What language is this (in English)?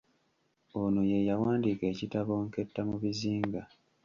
Ganda